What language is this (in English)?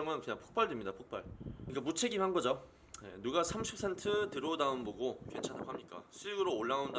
Korean